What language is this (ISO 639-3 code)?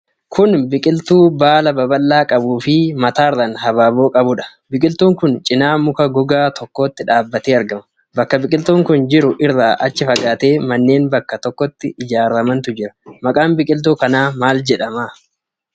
orm